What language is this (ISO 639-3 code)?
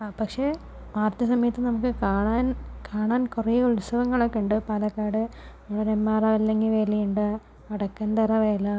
mal